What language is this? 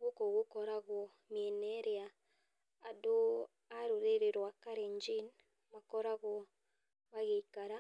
Kikuyu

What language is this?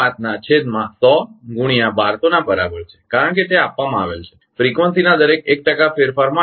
Gujarati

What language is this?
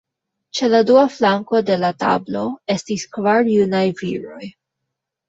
Esperanto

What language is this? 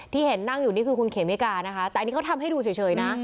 Thai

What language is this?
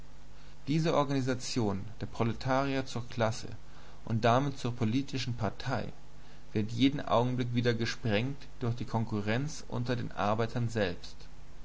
German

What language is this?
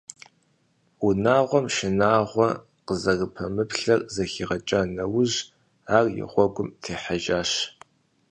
Kabardian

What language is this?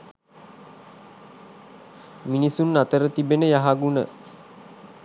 Sinhala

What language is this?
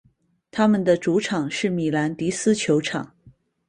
Chinese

